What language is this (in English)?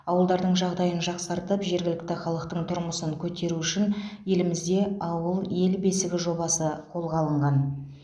Kazakh